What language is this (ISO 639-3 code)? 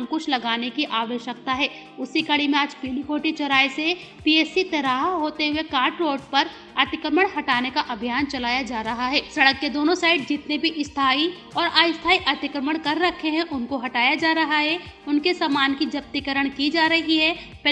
hin